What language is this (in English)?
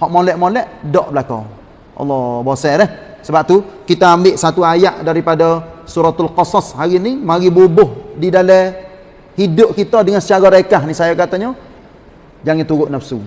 Malay